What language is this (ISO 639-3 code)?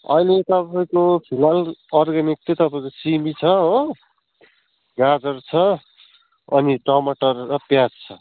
nep